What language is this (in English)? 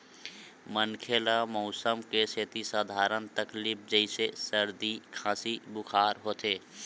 Chhattisgarhi